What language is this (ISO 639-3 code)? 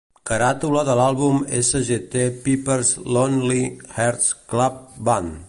cat